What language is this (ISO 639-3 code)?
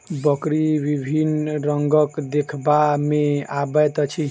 mai